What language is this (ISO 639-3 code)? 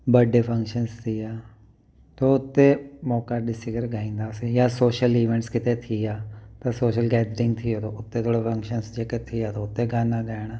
snd